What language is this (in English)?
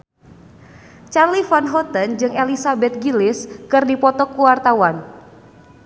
Sundanese